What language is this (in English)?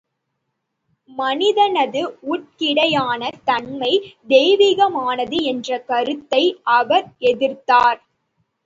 Tamil